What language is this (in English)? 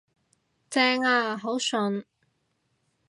Cantonese